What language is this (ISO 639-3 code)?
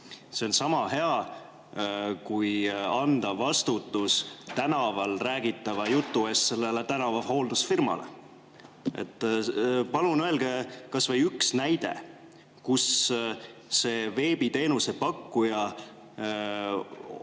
est